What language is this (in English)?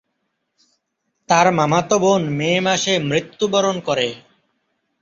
Bangla